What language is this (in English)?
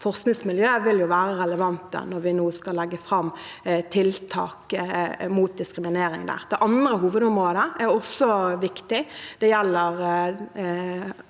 Norwegian